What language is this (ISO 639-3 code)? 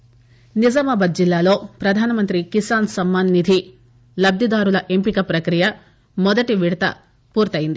tel